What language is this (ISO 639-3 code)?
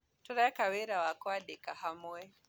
kik